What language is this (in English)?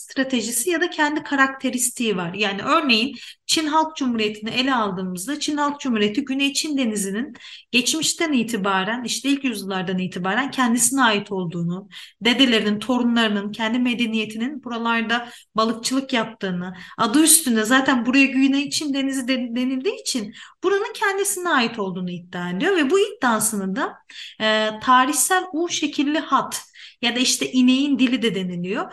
Turkish